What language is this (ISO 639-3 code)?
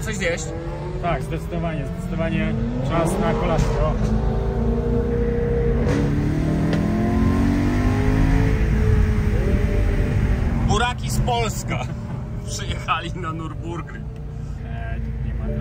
pol